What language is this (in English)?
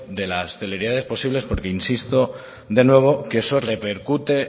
Spanish